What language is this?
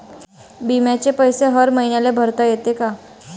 Marathi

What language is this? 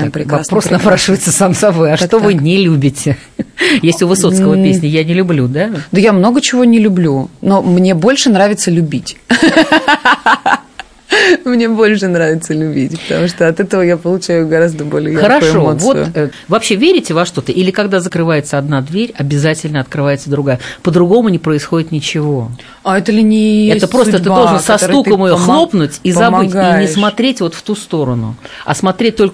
Russian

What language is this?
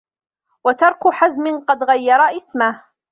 Arabic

